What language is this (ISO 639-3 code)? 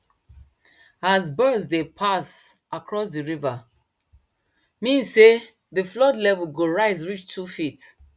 pcm